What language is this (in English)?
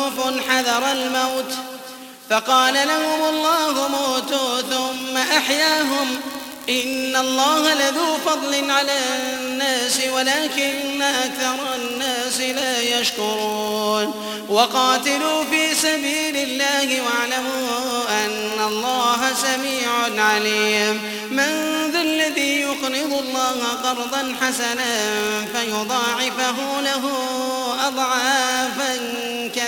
Arabic